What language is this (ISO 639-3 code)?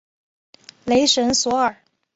zho